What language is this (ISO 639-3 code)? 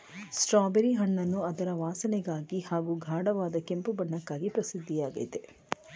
kan